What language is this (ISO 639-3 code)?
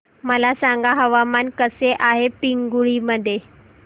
mar